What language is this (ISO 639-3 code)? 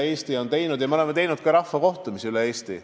est